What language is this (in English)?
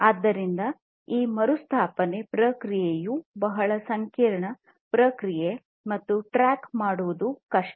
Kannada